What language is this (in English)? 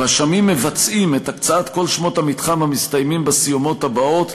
Hebrew